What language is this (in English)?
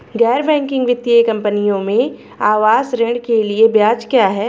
Hindi